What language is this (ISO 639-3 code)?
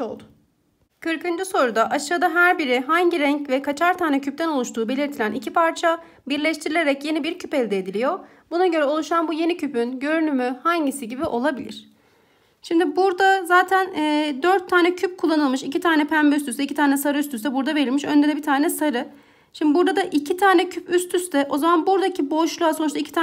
tur